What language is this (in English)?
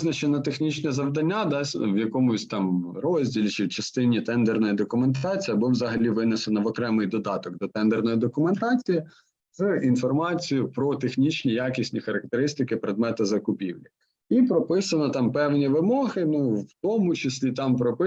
Ukrainian